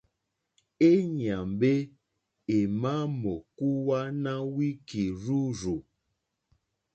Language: Mokpwe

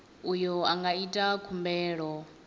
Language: Venda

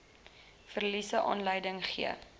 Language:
Afrikaans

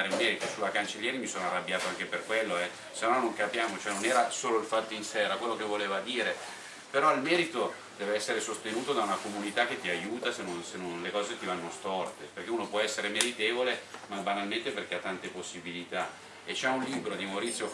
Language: Italian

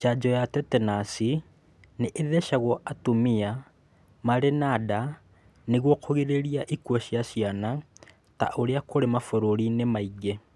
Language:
Kikuyu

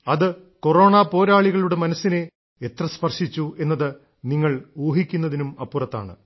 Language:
Malayalam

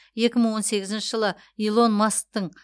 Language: Kazakh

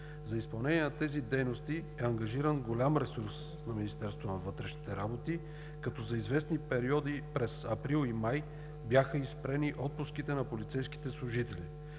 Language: Bulgarian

